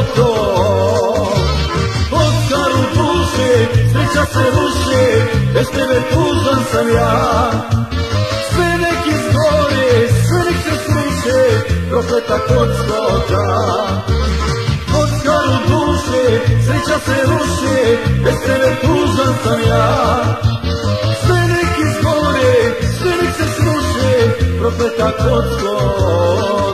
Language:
Romanian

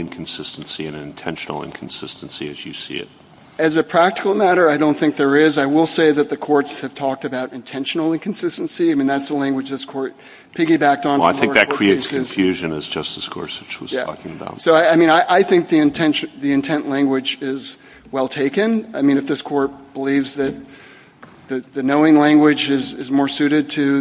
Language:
English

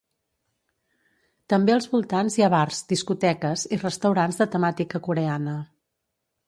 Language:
Catalan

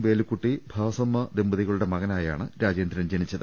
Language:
Malayalam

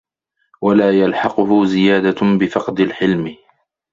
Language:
Arabic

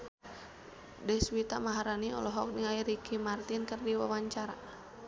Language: Sundanese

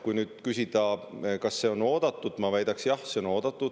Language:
Estonian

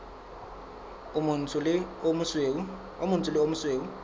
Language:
Southern Sotho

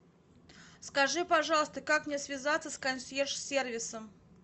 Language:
Russian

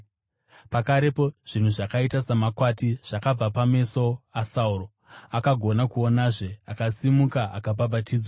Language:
Shona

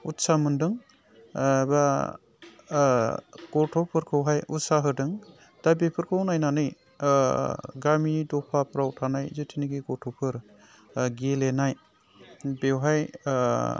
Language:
Bodo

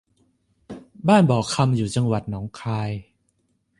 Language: Thai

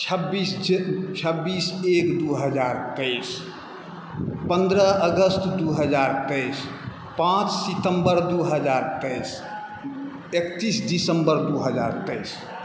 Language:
Maithili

